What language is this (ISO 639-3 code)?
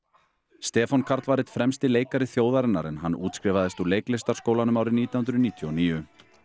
isl